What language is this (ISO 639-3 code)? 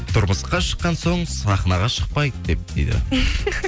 kaz